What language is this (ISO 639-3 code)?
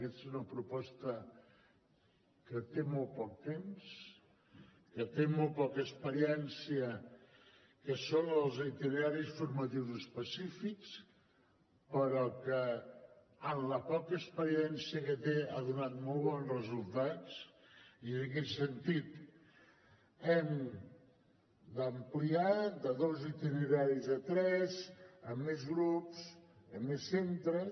cat